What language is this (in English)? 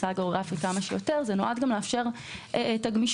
Hebrew